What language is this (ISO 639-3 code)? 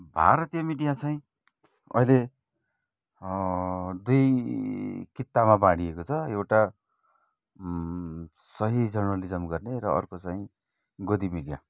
nep